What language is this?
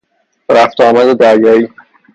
Persian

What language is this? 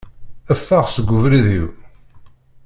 Kabyle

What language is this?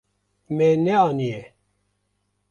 Kurdish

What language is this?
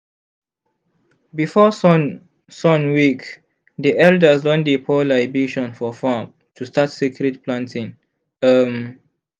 Nigerian Pidgin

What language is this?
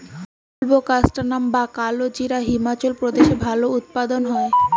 Bangla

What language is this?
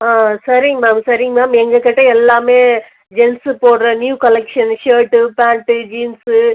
Tamil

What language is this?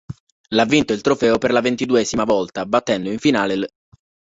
Italian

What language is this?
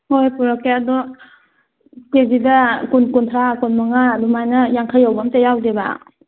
Manipuri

